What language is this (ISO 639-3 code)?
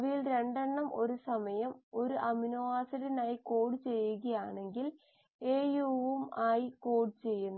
mal